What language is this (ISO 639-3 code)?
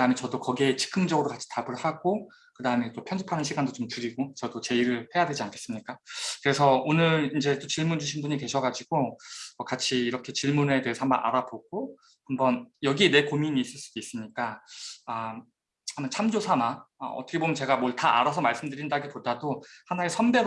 kor